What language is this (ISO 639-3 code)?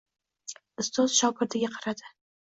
uzb